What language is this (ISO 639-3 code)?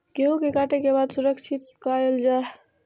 mai